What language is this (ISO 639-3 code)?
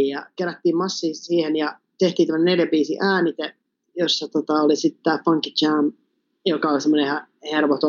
fin